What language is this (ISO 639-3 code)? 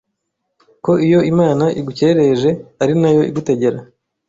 kin